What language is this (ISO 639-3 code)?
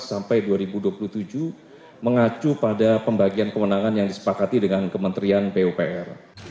ind